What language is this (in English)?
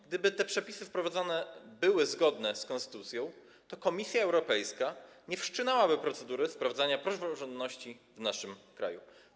Polish